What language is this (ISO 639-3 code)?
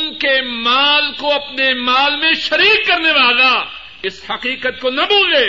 urd